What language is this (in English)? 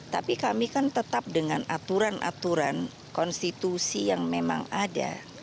Indonesian